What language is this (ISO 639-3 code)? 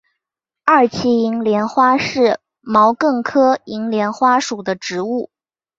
zho